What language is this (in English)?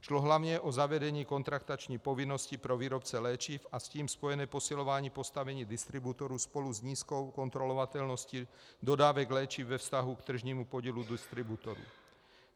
Czech